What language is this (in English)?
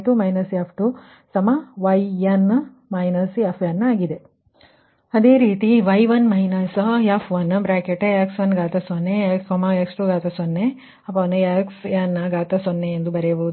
Kannada